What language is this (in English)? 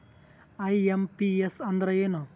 Kannada